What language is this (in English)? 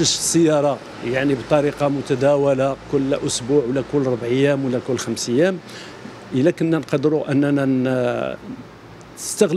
Arabic